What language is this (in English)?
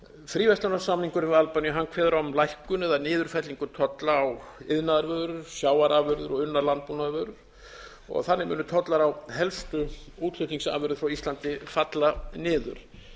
Icelandic